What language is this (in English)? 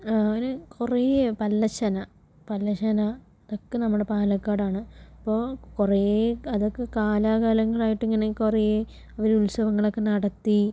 Malayalam